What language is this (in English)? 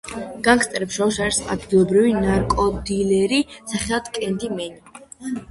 Georgian